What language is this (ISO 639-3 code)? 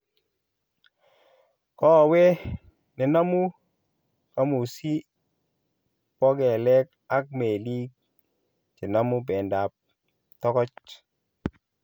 kln